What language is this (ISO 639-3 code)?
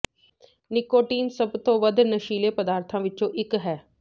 pan